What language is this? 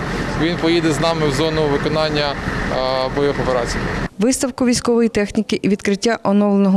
Ukrainian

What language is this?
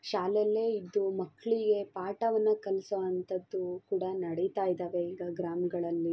Kannada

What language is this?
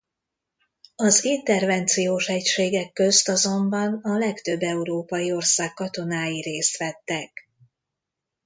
Hungarian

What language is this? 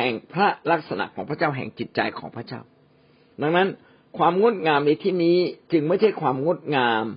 Thai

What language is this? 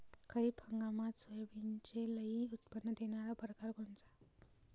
Marathi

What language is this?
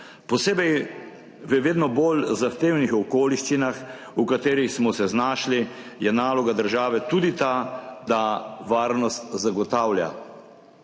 Slovenian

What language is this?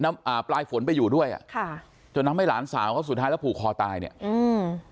Thai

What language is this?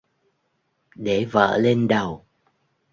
Vietnamese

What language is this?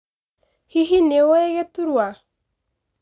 Kikuyu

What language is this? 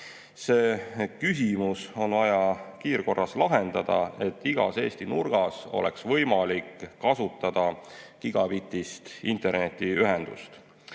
Estonian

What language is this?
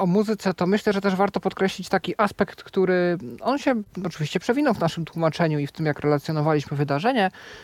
Polish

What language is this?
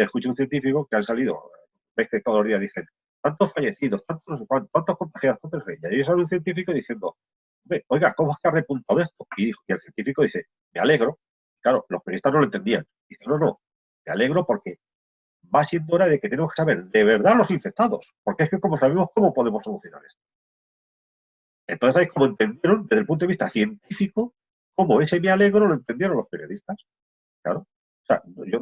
Spanish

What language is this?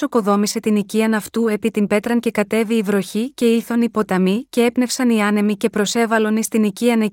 Greek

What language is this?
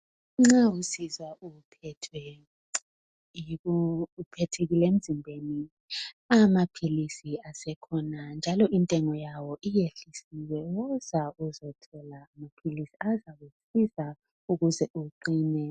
North Ndebele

